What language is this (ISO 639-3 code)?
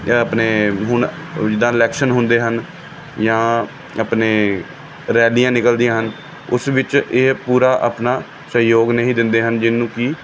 pan